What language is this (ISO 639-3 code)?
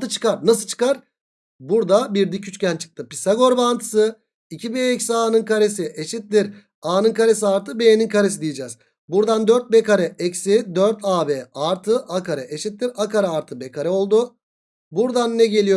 tur